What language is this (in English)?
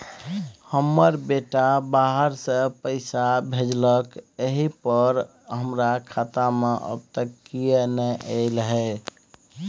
Maithili